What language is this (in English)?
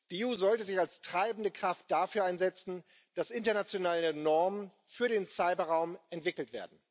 German